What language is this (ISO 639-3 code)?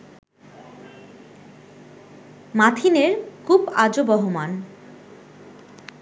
ben